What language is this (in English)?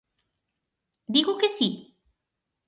Galician